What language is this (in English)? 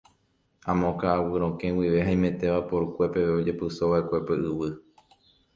Guarani